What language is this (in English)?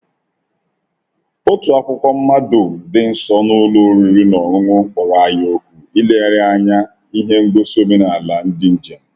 Igbo